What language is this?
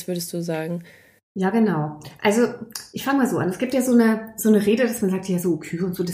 German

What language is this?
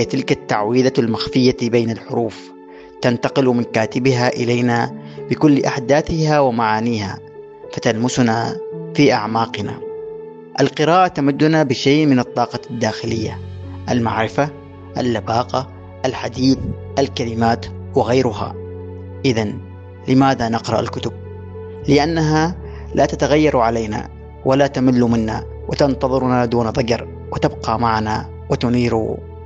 Arabic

